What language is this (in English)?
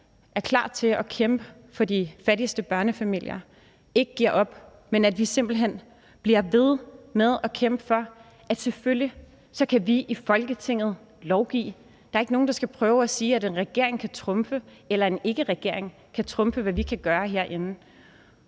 Danish